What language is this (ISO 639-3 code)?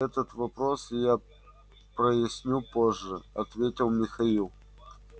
rus